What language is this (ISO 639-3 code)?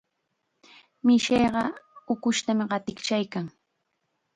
qxa